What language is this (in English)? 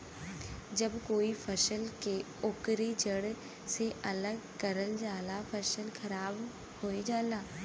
Bhojpuri